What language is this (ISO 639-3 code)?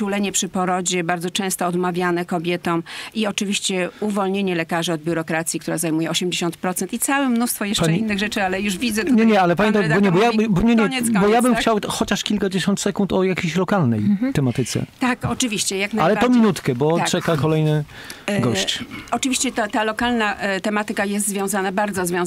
pol